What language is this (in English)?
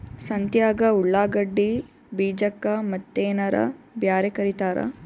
Kannada